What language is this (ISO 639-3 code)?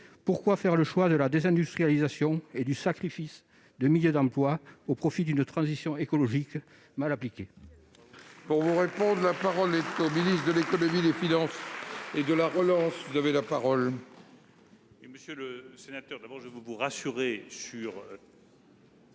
fra